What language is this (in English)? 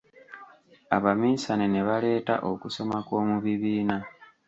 Ganda